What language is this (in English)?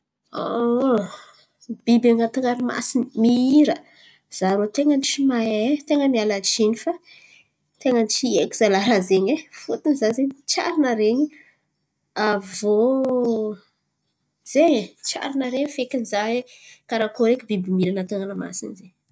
Antankarana Malagasy